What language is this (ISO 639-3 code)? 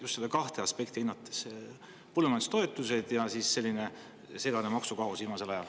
est